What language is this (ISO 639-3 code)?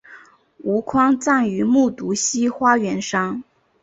zho